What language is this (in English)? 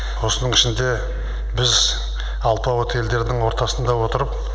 Kazakh